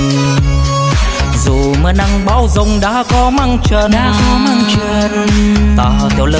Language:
Vietnamese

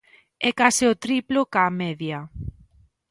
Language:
Galician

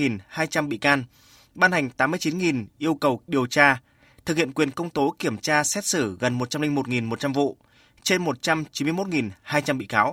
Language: Vietnamese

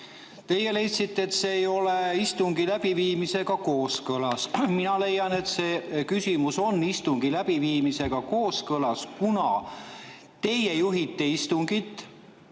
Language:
Estonian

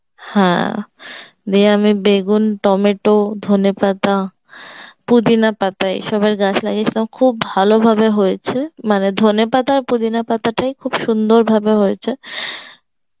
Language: Bangla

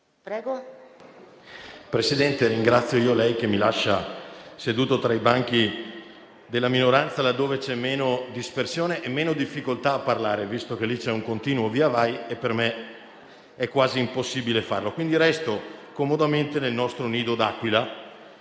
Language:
Italian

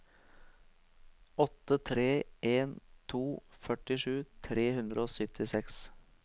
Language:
Norwegian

